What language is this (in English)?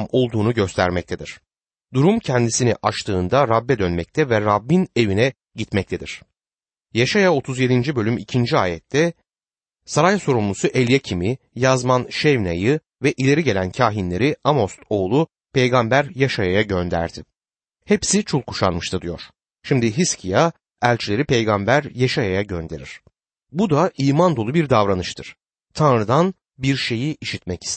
Turkish